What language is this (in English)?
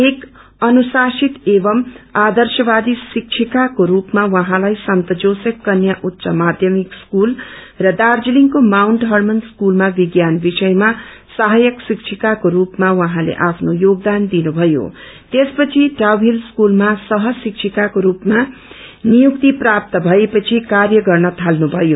Nepali